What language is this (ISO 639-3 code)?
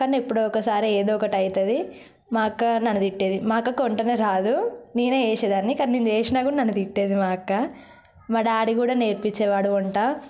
tel